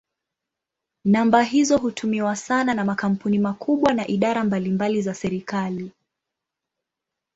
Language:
Swahili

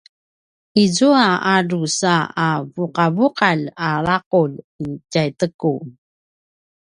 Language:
Paiwan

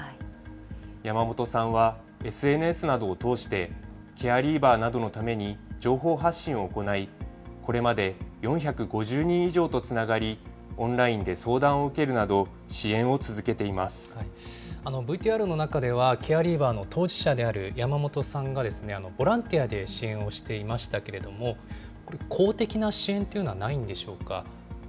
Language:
Japanese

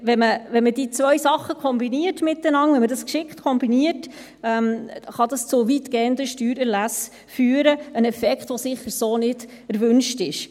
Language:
Swiss German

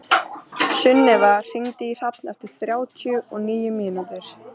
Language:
Icelandic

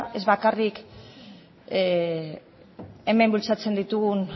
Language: Basque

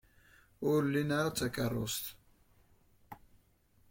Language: Kabyle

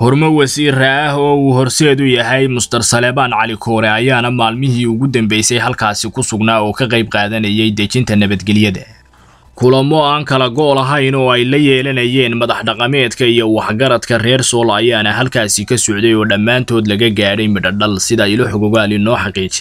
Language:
Arabic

